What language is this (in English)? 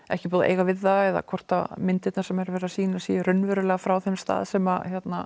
Icelandic